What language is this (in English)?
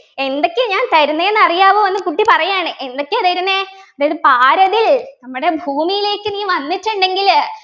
Malayalam